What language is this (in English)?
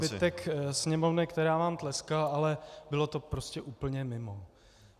Czech